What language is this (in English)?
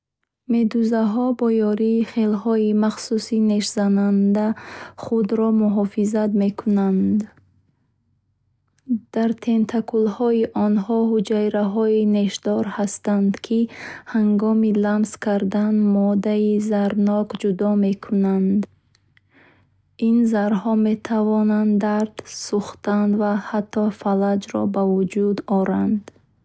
Bukharic